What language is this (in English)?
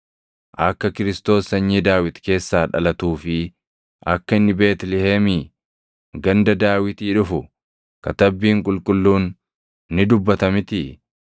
Oromo